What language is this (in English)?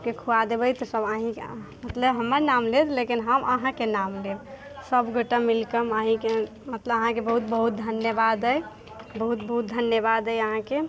Maithili